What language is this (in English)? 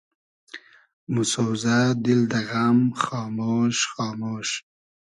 Hazaragi